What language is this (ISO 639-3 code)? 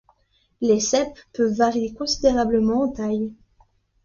fra